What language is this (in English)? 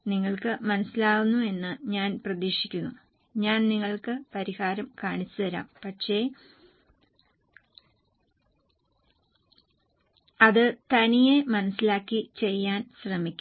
Malayalam